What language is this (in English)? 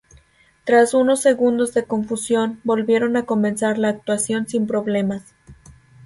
Spanish